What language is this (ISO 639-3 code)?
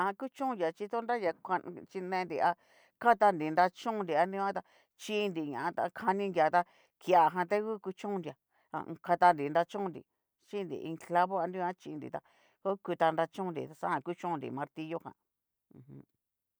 miu